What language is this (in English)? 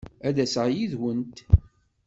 Kabyle